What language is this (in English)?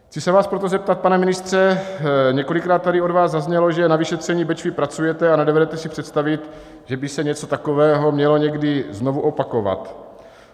Czech